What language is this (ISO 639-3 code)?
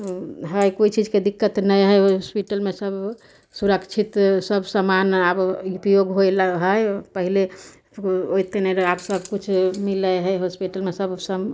mai